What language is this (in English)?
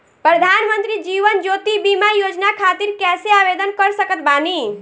Bhojpuri